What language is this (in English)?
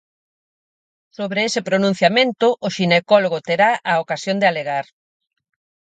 Galician